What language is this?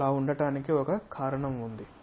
Telugu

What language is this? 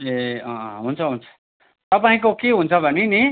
Nepali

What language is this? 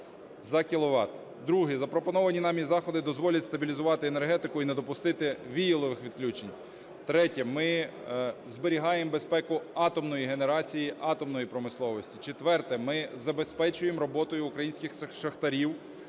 Ukrainian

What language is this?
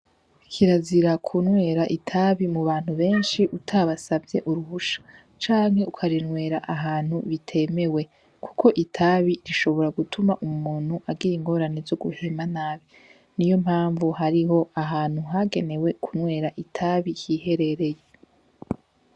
Rundi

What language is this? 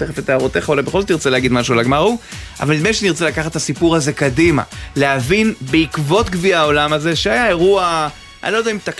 Hebrew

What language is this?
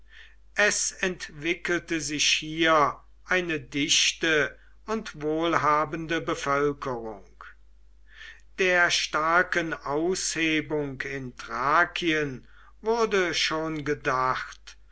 German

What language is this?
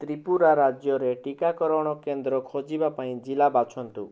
Odia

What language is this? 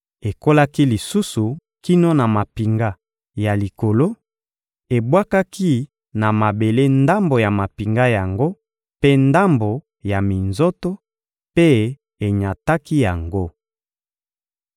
Lingala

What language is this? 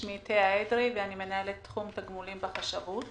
Hebrew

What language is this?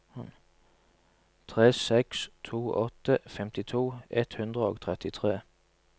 Norwegian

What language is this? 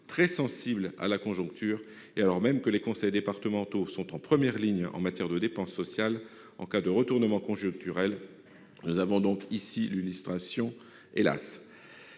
French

